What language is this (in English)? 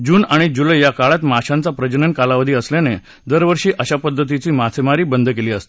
Marathi